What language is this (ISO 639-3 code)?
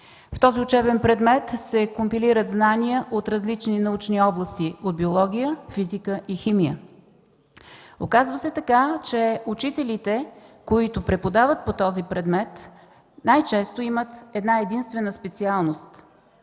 bul